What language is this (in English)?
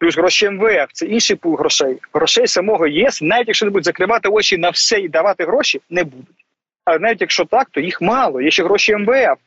Ukrainian